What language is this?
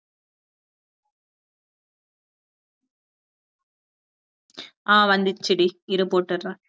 Tamil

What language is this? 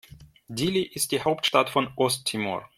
German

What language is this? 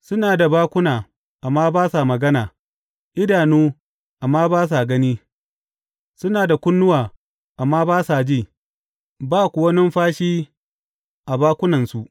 Hausa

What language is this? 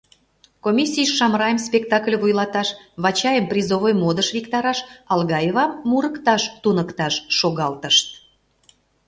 Mari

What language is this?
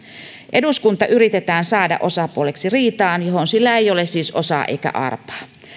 Finnish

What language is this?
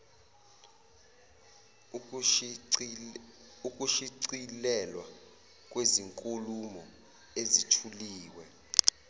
Zulu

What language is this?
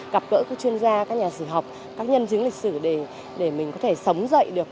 Vietnamese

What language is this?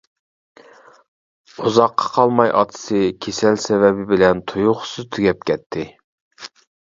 Uyghur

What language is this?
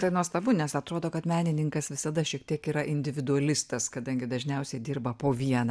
Lithuanian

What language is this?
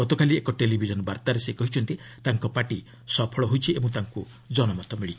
Odia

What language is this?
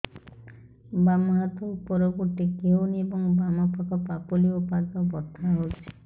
Odia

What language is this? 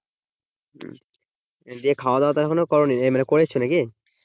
Bangla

